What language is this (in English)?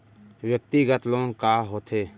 Chhattisgarhi